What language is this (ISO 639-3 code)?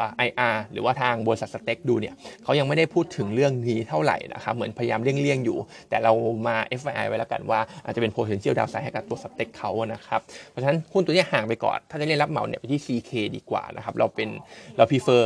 tha